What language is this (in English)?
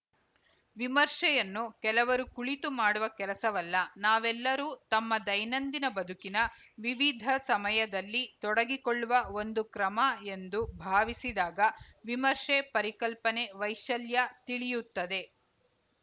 Kannada